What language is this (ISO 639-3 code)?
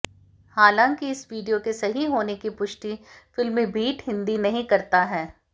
hin